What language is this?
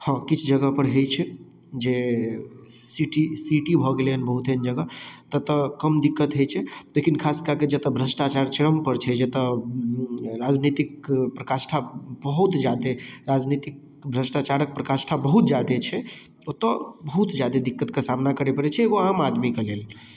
Maithili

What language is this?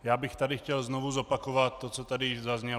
Czech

